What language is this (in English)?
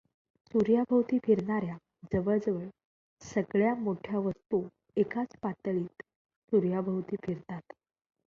Marathi